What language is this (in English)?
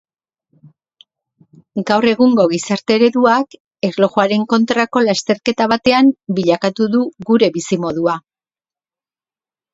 Basque